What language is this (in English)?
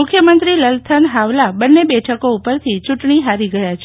Gujarati